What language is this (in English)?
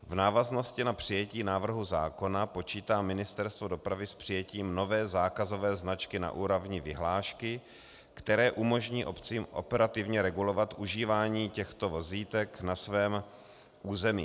Czech